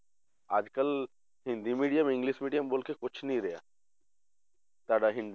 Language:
Punjabi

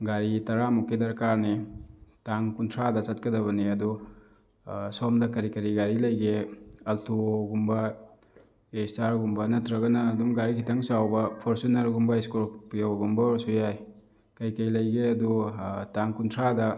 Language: Manipuri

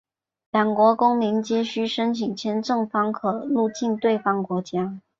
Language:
Chinese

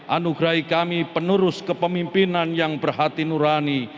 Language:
Indonesian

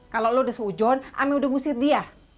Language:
Indonesian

